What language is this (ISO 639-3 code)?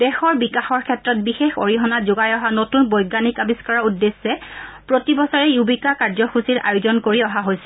asm